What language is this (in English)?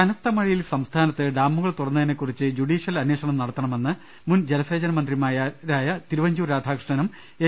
Malayalam